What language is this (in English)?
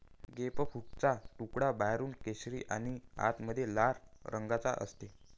Marathi